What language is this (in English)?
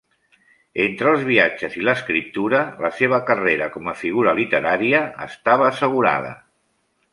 Catalan